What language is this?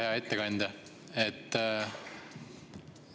Estonian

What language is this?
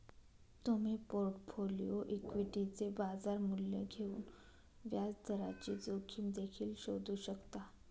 Marathi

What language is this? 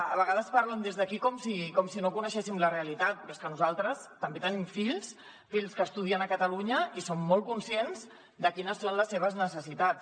Catalan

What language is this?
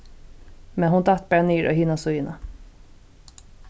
Faroese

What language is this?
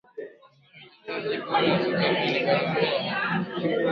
Swahili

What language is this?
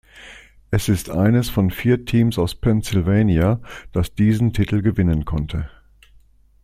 German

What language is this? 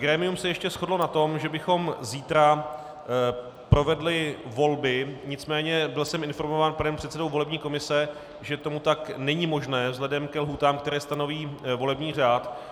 Czech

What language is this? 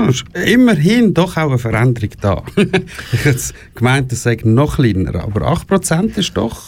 German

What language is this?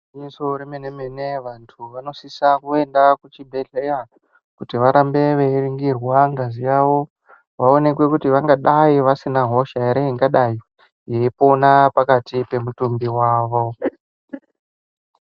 Ndau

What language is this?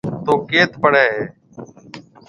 Marwari (Pakistan)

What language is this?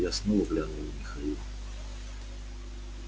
Russian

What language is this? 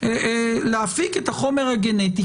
Hebrew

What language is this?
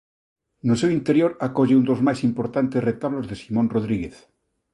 Galician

